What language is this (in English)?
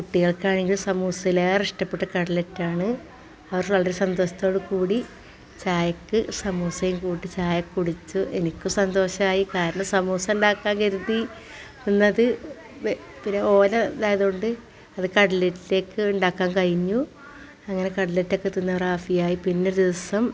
Malayalam